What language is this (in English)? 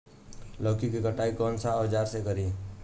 Bhojpuri